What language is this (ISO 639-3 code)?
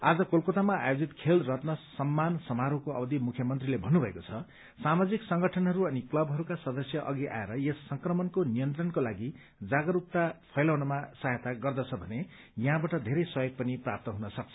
nep